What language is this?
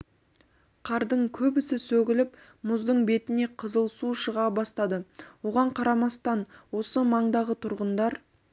Kazakh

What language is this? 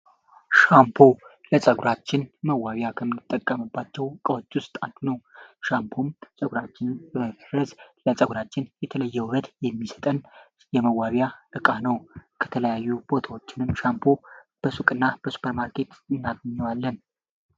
Amharic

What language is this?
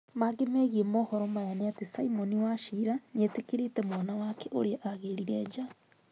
Kikuyu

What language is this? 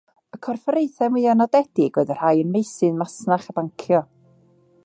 Welsh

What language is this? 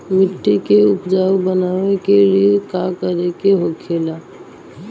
Bhojpuri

